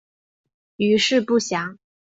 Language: Chinese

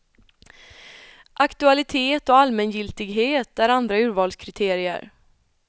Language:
Swedish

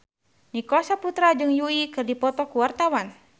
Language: Sundanese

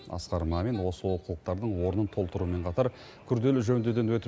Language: Kazakh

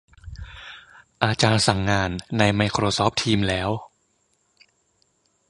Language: Thai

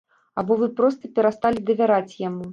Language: Belarusian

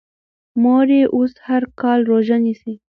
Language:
Pashto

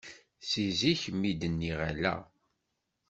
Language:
Kabyle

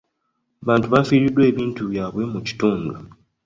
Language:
Ganda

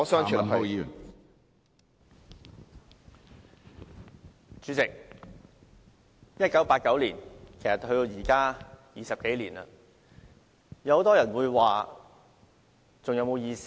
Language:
Cantonese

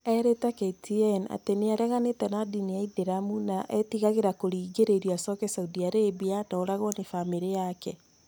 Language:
Kikuyu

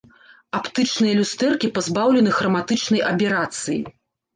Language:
Belarusian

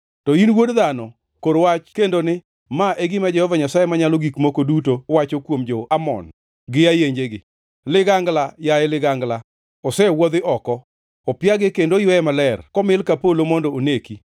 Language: Luo (Kenya and Tanzania)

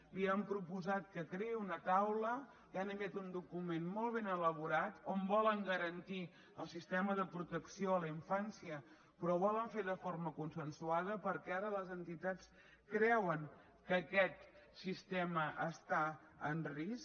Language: Catalan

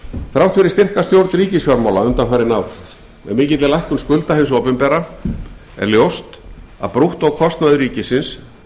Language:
Icelandic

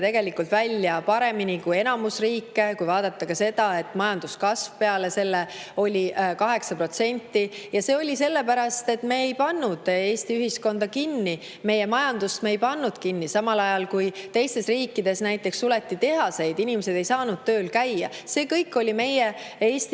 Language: Estonian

